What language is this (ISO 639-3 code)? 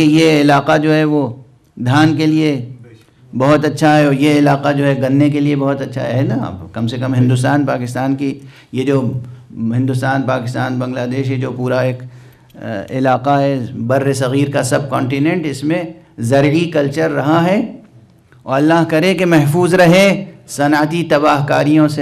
hin